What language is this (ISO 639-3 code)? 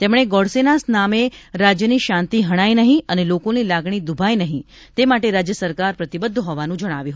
guj